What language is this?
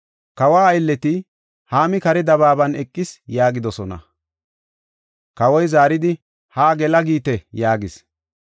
Gofa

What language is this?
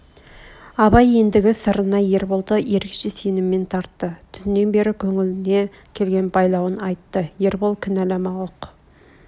Kazakh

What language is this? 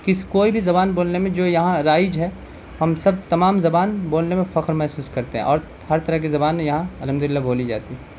Urdu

